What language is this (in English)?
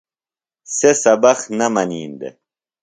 Phalura